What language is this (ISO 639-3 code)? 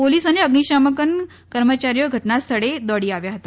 guj